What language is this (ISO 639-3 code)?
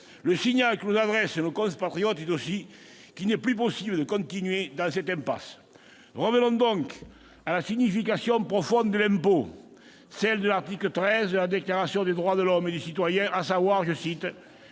fra